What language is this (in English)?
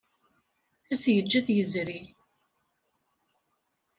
Kabyle